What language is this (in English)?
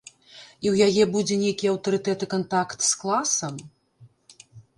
Belarusian